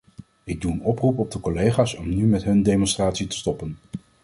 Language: Dutch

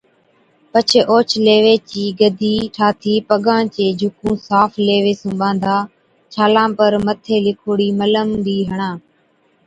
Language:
Od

